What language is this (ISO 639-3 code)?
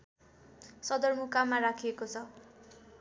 nep